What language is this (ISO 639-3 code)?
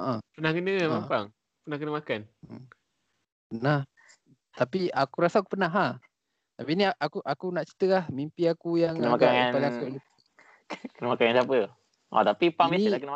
msa